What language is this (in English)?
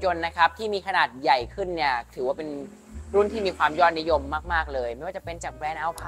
Thai